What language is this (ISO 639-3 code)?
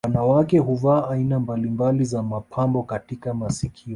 swa